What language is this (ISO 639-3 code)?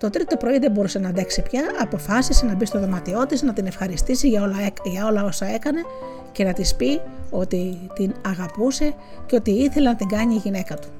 ell